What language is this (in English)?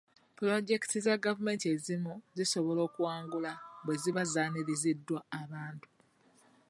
Ganda